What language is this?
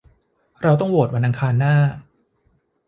Thai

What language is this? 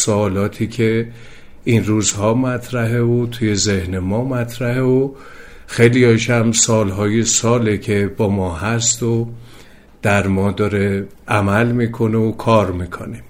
Persian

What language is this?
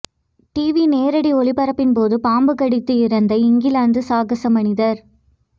Tamil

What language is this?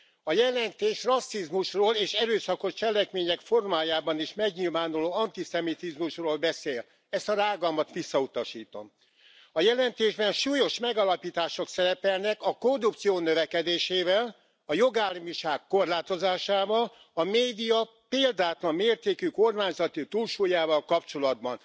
Hungarian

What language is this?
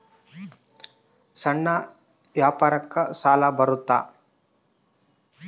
Kannada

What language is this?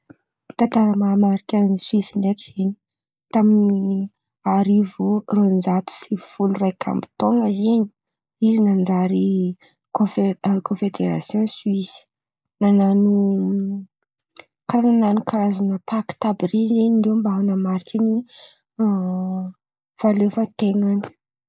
Antankarana Malagasy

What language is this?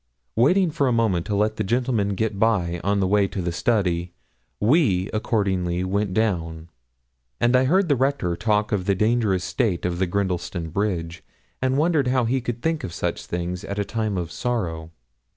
English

